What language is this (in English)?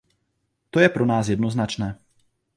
Czech